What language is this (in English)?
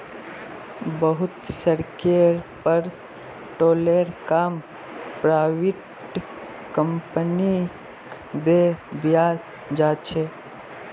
Magahi